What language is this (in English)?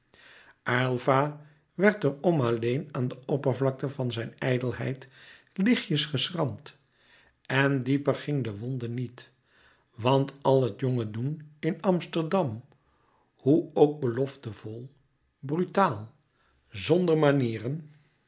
Dutch